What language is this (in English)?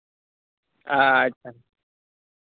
Santali